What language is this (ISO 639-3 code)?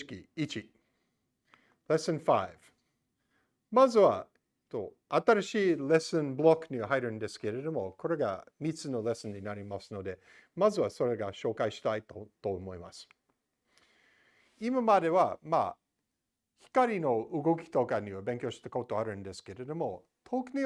jpn